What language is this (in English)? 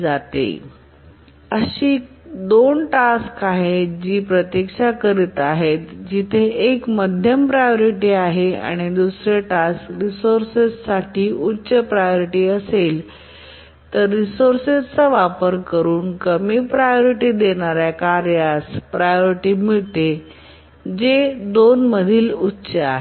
Marathi